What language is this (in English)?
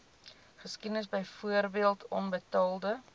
Afrikaans